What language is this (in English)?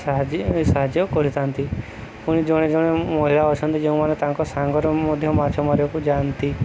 Odia